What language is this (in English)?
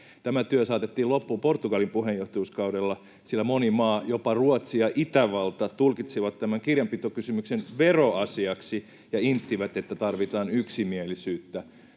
Finnish